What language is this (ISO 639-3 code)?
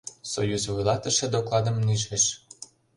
chm